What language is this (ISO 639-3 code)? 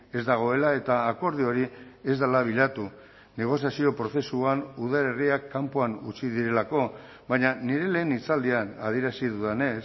eus